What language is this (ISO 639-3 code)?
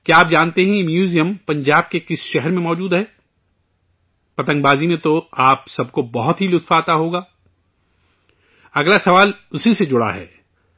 urd